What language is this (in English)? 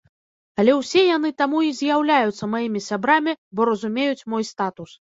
Belarusian